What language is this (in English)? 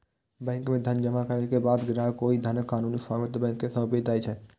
Maithili